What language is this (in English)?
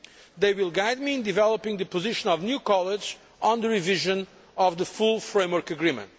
English